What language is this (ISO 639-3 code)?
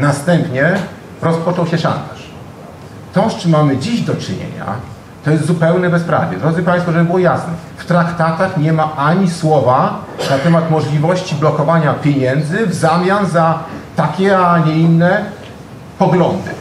pol